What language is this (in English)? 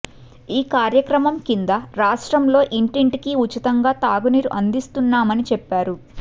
Telugu